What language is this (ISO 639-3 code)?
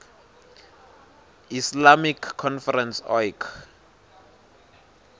ssw